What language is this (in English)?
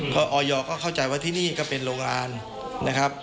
Thai